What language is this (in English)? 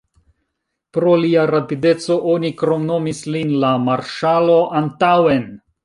Esperanto